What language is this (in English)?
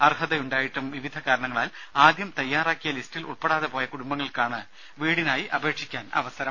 Malayalam